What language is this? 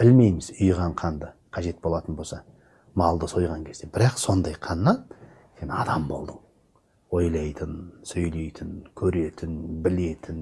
Turkish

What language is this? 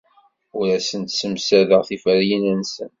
Kabyle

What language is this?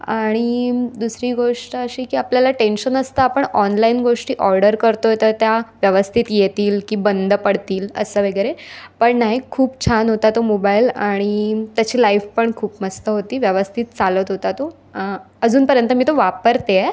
Marathi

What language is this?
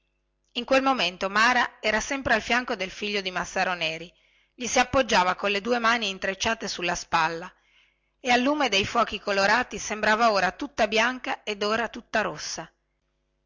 Italian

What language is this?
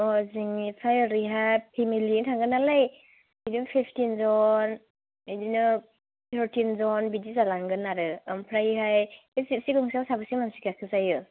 Bodo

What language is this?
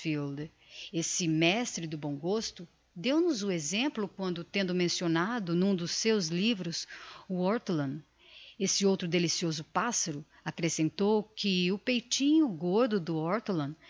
Portuguese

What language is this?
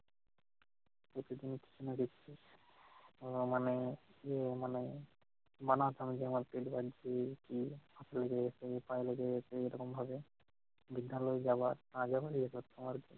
Bangla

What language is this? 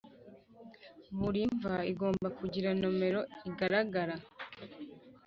Kinyarwanda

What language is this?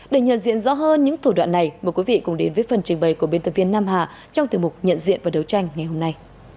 Vietnamese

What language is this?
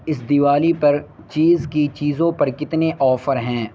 Urdu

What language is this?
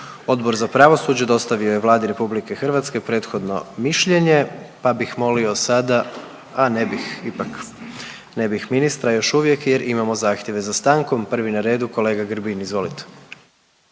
Croatian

